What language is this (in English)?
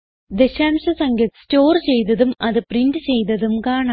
Malayalam